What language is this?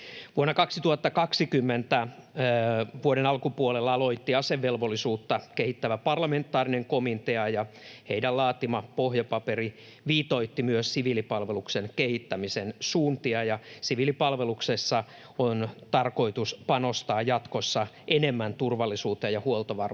Finnish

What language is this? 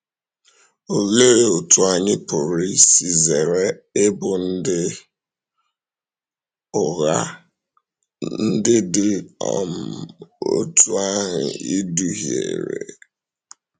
Igbo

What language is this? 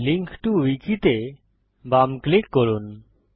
Bangla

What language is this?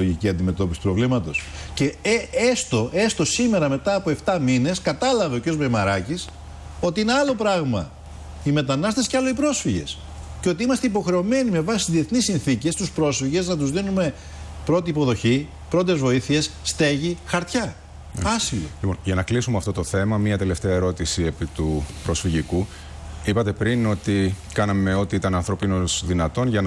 Greek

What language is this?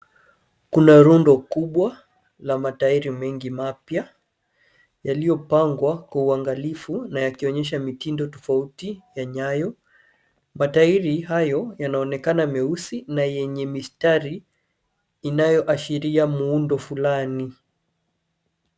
Swahili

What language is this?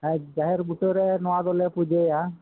Santali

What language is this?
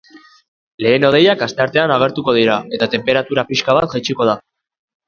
Basque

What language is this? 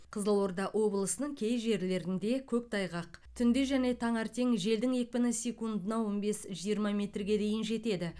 Kazakh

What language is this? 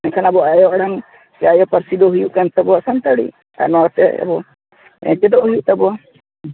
Santali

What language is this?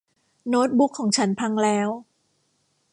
Thai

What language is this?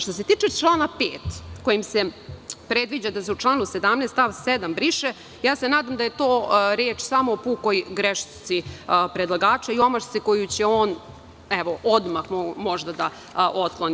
Serbian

